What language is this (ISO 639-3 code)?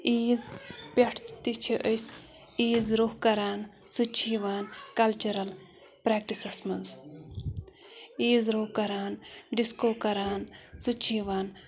kas